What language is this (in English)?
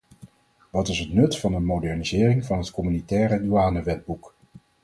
Dutch